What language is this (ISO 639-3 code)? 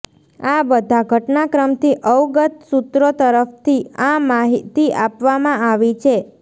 guj